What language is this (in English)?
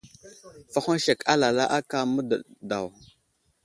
Wuzlam